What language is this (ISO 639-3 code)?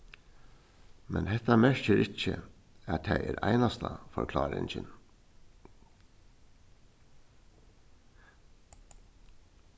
fao